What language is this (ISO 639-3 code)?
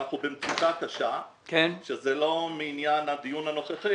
heb